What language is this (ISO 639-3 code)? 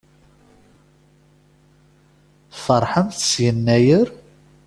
kab